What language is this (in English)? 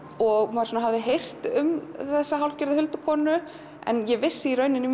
Icelandic